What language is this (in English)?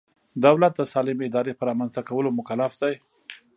Pashto